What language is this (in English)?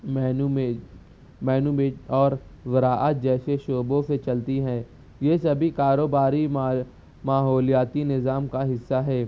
Urdu